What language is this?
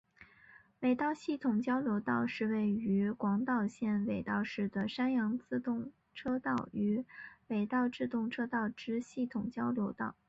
Chinese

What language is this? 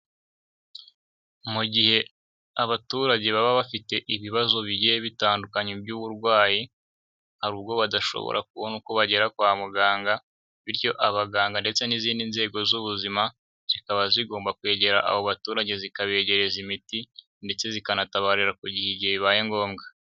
Kinyarwanda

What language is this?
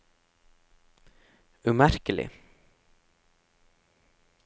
Norwegian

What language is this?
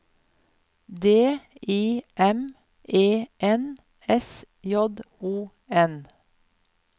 Norwegian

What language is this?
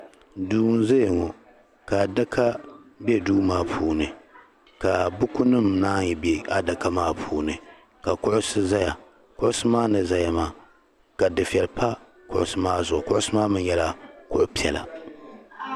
Dagbani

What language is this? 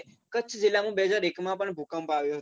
Gujarati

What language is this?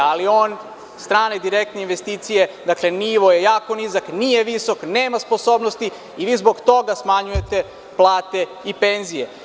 Serbian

